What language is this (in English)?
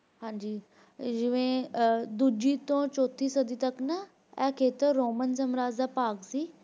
Punjabi